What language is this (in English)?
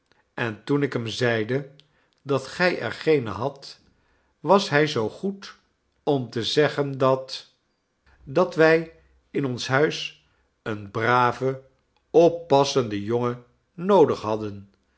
Dutch